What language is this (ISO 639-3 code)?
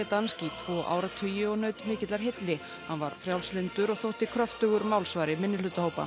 isl